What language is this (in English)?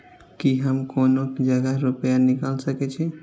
Maithili